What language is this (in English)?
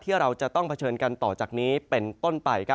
Thai